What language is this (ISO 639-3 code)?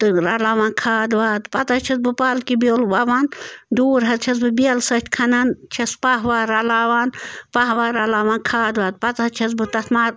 kas